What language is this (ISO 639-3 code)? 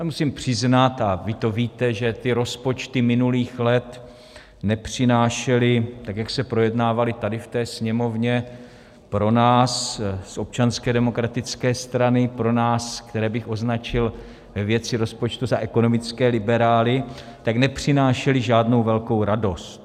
ces